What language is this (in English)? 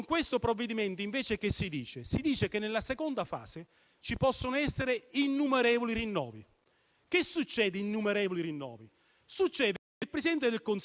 Italian